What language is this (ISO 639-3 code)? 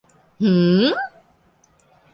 tha